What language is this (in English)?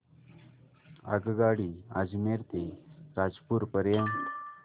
Marathi